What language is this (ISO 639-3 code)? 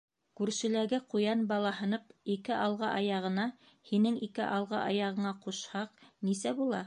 bak